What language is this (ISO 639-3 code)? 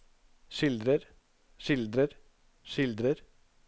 nor